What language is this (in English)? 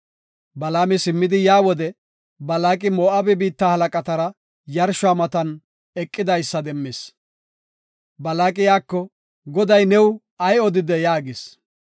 Gofa